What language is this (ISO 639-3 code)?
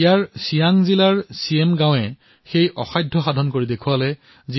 asm